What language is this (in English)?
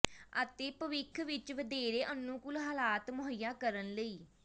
Punjabi